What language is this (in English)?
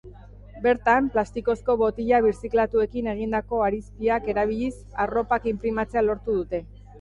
Basque